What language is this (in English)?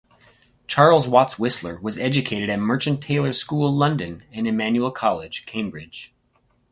English